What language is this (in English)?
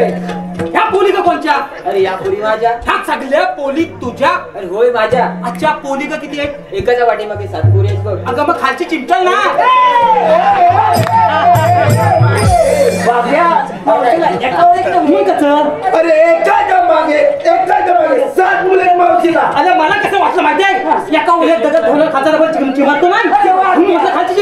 Marathi